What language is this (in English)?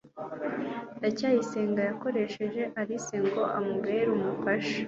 Kinyarwanda